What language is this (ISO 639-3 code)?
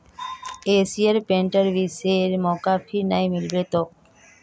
mag